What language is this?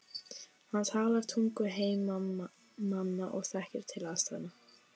Icelandic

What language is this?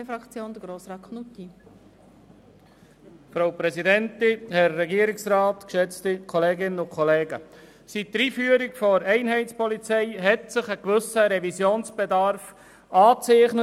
Swiss German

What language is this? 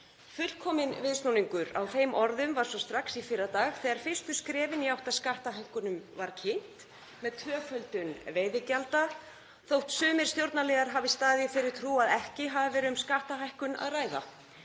Icelandic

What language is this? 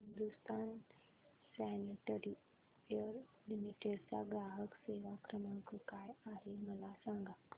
Marathi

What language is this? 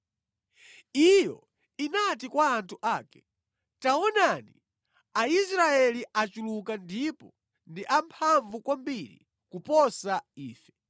Nyanja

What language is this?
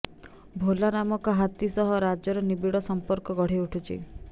Odia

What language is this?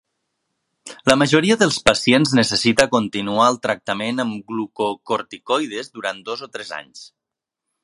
Catalan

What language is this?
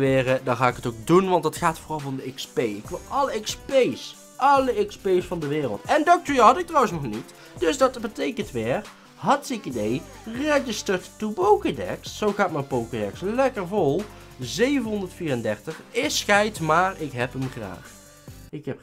Dutch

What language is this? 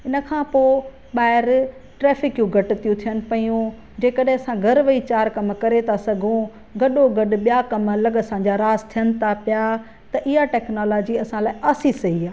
Sindhi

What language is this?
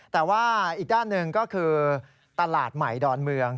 Thai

